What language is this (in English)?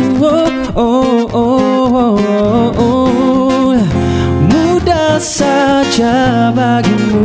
Malay